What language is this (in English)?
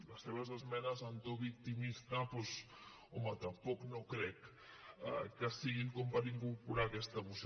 Catalan